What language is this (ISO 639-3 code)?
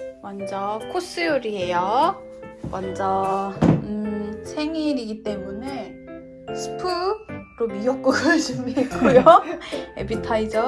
kor